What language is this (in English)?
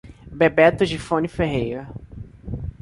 Portuguese